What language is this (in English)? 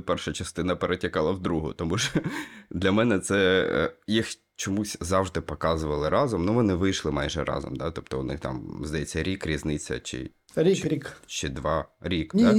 Ukrainian